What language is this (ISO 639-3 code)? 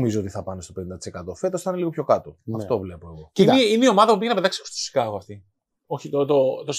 ell